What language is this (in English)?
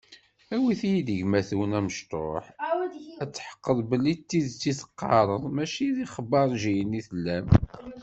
Kabyle